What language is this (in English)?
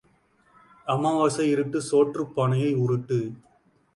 Tamil